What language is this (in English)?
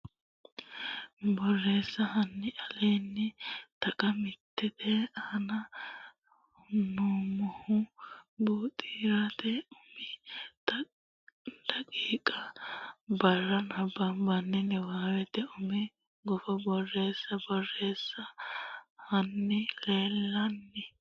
Sidamo